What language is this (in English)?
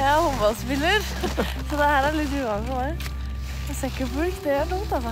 Norwegian